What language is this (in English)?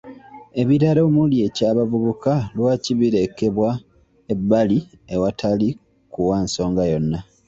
Ganda